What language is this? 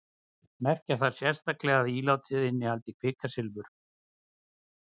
Icelandic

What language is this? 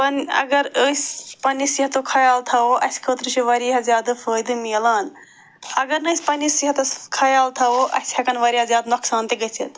Kashmiri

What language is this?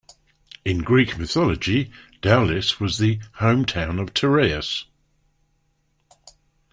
English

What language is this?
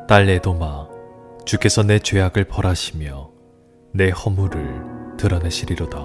Korean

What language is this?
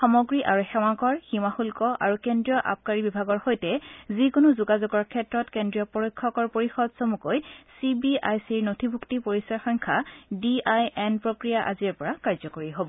Assamese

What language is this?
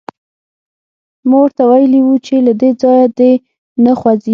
Pashto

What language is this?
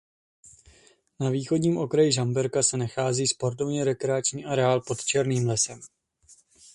Czech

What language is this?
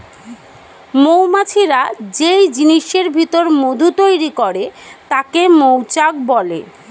Bangla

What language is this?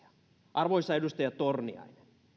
Finnish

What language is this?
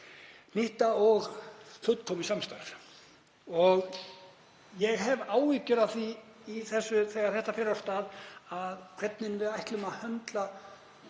Icelandic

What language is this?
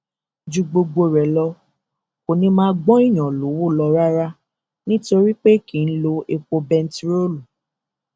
Yoruba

